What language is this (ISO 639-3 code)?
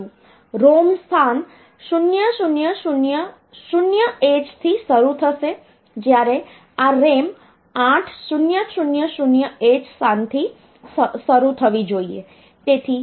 guj